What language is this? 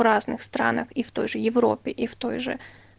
Russian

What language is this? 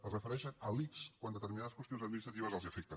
Catalan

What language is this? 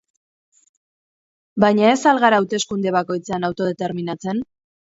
Basque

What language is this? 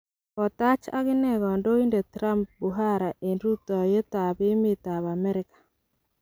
Kalenjin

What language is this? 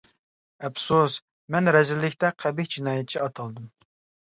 Uyghur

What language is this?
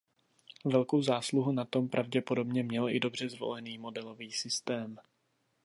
Czech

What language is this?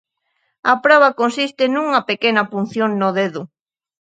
Galician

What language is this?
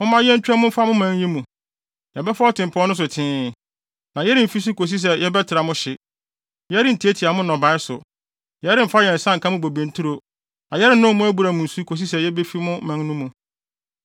Akan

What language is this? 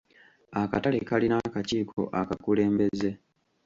Ganda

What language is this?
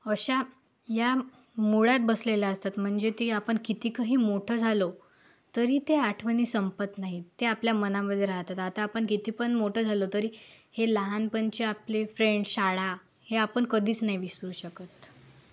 Marathi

